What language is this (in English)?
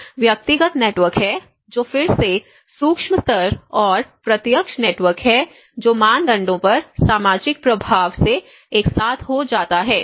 Hindi